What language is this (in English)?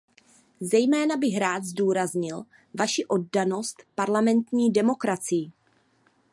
Czech